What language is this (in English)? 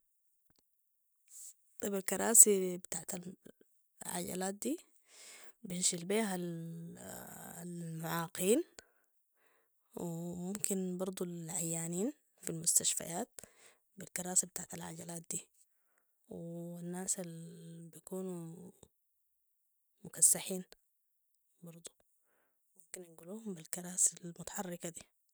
Sudanese Arabic